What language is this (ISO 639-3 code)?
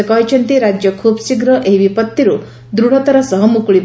ori